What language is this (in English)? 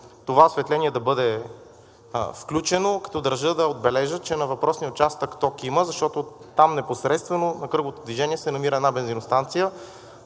Bulgarian